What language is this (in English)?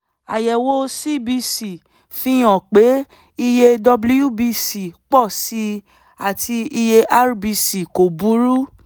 Yoruba